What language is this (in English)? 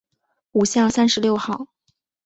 Chinese